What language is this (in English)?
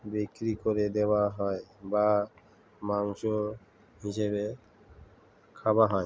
Bangla